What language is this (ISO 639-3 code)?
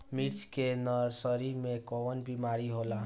bho